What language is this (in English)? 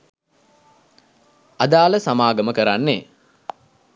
Sinhala